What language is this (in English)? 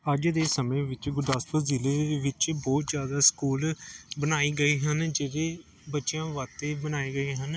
Punjabi